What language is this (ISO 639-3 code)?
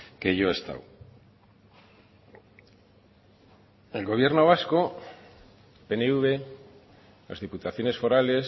spa